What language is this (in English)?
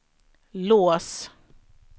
Swedish